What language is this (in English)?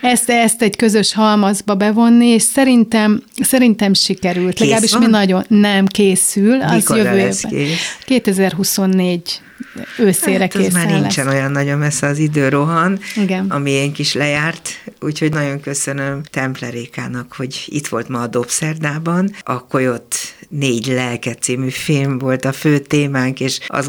Hungarian